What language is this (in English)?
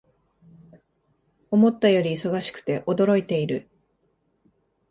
Japanese